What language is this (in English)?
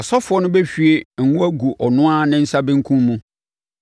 Akan